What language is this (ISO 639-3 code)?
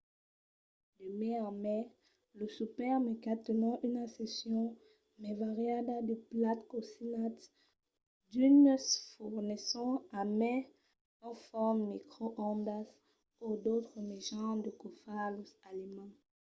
oci